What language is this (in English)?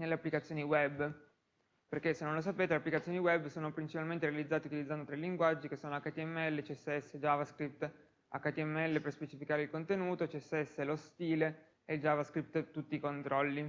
Italian